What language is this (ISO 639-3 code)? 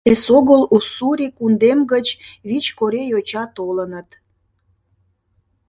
chm